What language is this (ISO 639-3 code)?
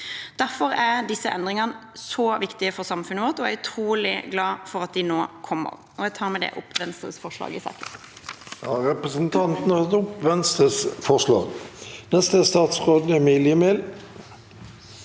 nor